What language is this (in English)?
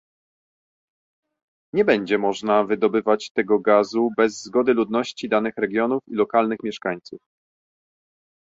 Polish